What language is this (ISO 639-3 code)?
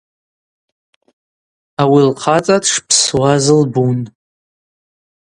abq